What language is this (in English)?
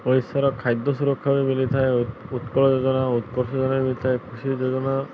Odia